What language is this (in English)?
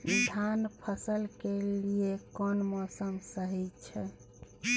Maithili